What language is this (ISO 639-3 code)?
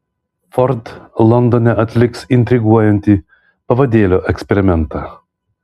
lit